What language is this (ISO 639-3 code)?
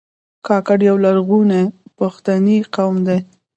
pus